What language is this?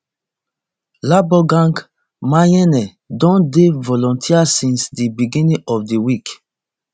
Nigerian Pidgin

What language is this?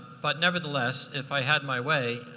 English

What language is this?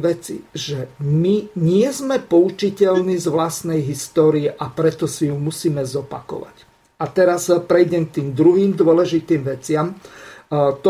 Slovak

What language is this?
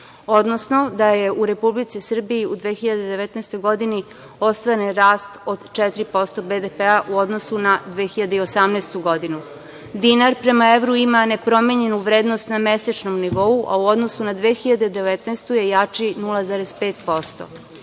Serbian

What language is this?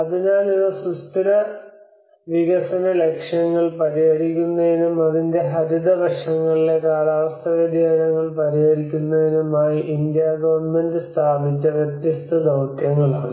Malayalam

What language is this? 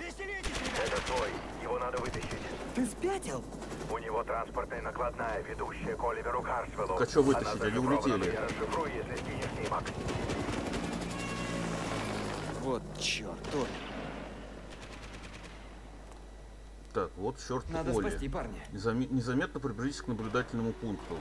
Russian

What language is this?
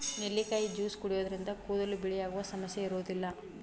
Kannada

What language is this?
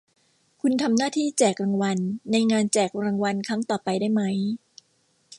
Thai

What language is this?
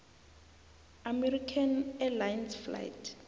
South Ndebele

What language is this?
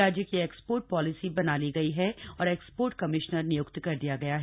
Hindi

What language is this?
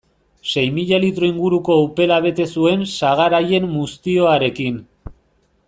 Basque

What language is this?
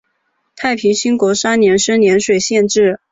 Chinese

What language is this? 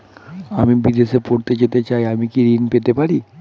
Bangla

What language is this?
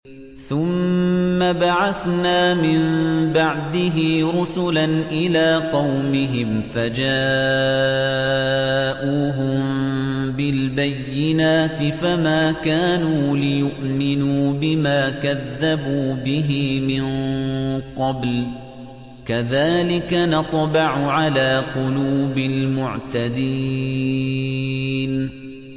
Arabic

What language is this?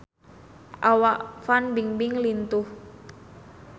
Sundanese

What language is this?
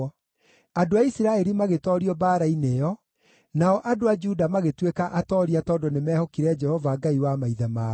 Kikuyu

